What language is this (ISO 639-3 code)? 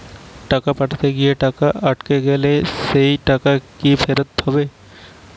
ben